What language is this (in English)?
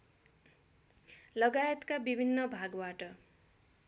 Nepali